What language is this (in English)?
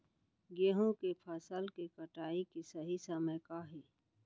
Chhattisgarhi